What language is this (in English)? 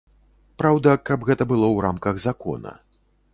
Belarusian